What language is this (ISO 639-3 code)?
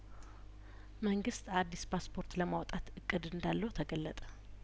amh